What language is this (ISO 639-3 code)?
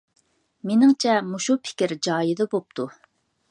uig